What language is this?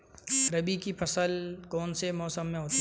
Hindi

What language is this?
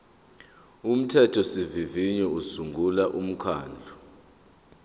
Zulu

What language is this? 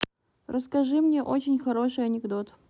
Russian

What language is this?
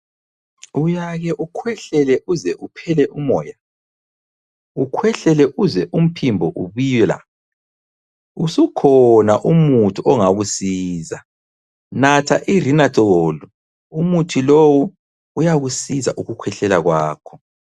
North Ndebele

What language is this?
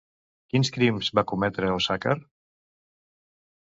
Catalan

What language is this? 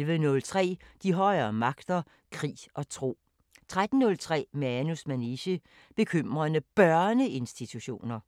Danish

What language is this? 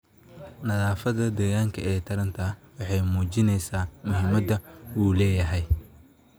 Somali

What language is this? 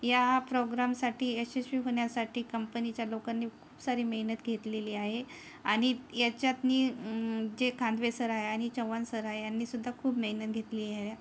Marathi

